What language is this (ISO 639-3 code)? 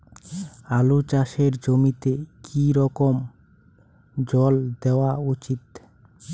ben